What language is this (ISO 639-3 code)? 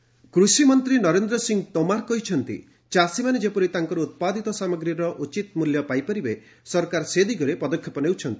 ori